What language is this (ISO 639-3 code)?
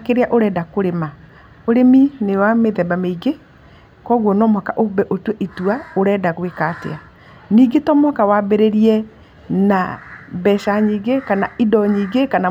kik